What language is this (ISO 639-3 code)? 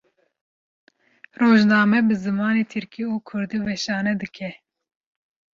kur